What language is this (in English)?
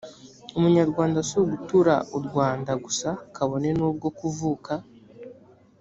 Kinyarwanda